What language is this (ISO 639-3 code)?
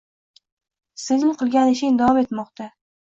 uzb